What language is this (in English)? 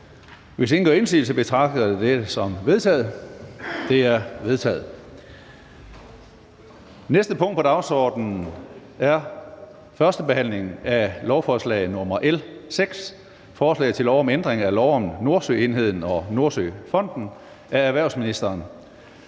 Danish